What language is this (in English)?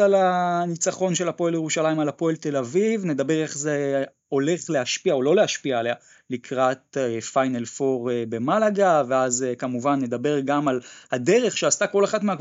Hebrew